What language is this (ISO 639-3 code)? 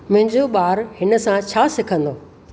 snd